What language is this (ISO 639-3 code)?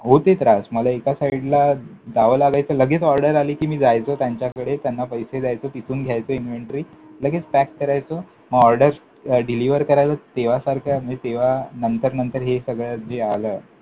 mar